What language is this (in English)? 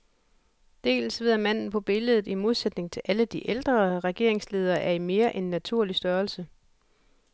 Danish